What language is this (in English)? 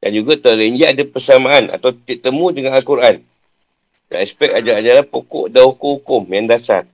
Malay